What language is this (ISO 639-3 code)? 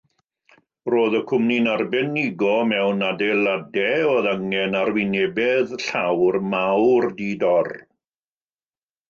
cym